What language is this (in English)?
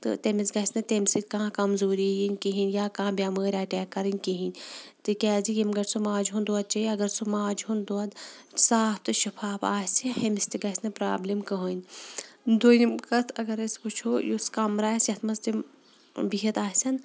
Kashmiri